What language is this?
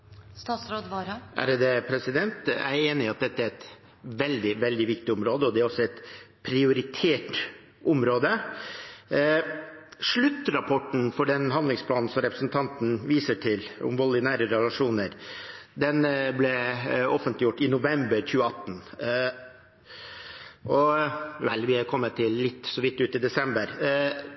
Norwegian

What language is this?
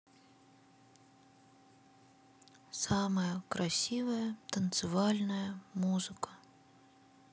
Russian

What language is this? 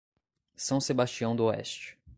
Portuguese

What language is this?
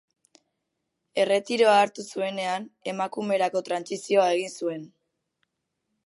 Basque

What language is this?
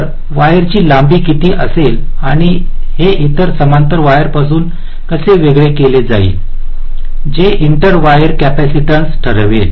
Marathi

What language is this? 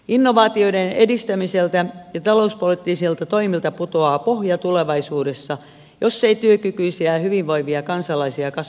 Finnish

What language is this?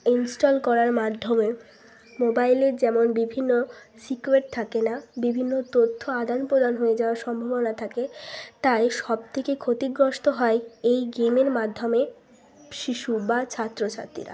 Bangla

